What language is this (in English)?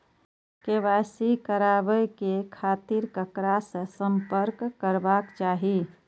Maithili